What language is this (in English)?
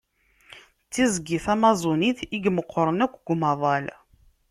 Kabyle